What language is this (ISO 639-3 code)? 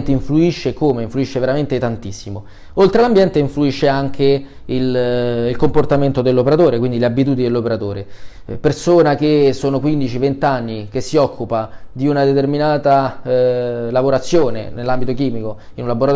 ita